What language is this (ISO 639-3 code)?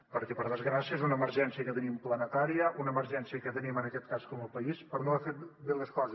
cat